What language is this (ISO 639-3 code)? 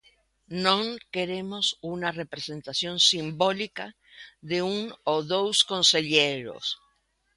glg